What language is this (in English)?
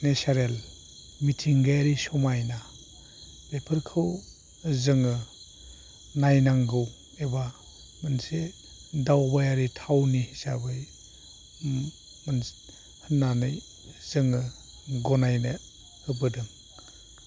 Bodo